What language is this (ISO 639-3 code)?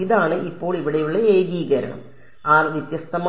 mal